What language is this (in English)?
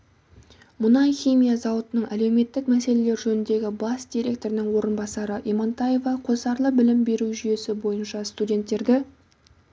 Kazakh